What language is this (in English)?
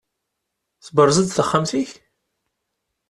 Kabyle